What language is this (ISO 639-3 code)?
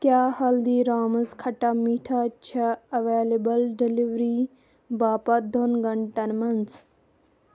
kas